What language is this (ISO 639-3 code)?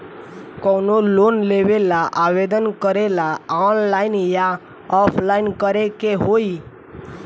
bho